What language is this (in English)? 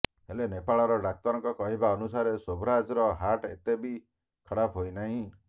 Odia